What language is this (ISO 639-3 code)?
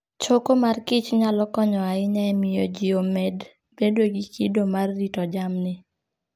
luo